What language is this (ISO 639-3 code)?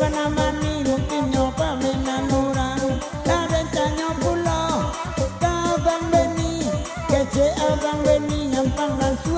ind